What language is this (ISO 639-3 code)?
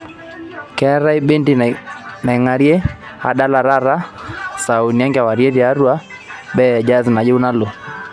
mas